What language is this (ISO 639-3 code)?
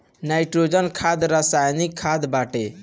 bho